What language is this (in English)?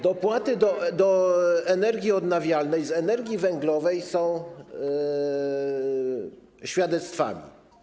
Polish